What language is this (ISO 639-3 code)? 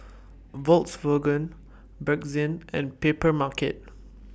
eng